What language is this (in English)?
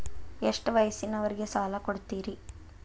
Kannada